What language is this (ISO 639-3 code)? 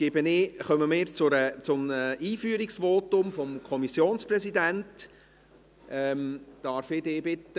gsw